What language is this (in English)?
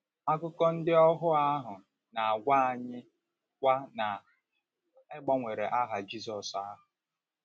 Igbo